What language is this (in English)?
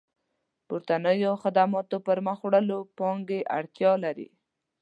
Pashto